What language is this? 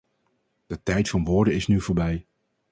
Dutch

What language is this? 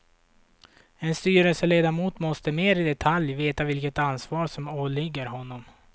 Swedish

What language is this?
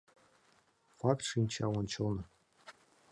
Mari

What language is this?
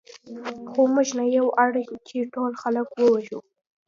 Pashto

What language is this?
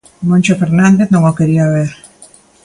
Galician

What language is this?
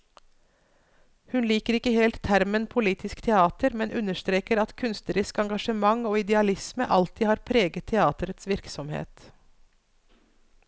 Norwegian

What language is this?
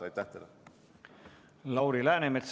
Estonian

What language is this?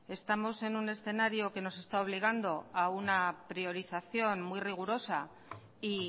Spanish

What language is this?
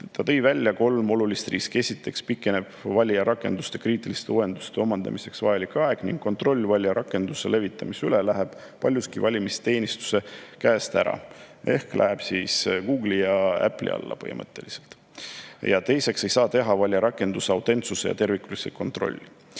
Estonian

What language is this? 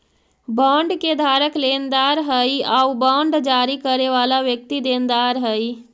Magahi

